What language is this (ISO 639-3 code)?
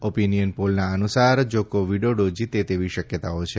guj